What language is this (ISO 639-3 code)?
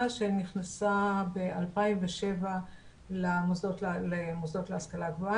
heb